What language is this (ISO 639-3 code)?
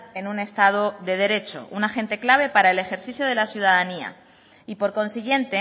spa